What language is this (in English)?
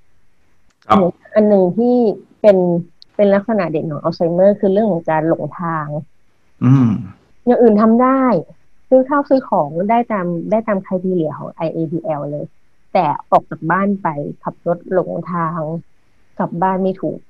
Thai